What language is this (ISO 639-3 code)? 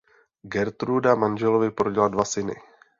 ces